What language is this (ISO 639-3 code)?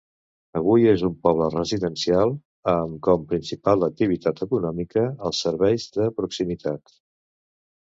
cat